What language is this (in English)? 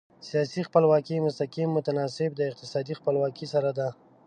Pashto